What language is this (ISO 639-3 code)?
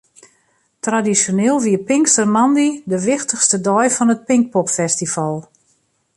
fry